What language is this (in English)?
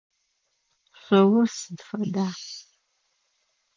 Adyghe